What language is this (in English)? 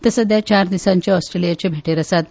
Konkani